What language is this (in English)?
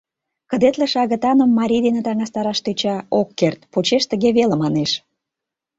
Mari